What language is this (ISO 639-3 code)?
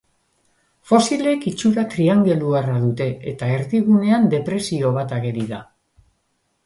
eus